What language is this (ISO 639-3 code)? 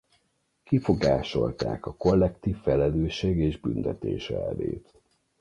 hun